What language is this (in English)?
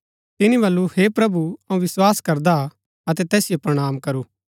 Gaddi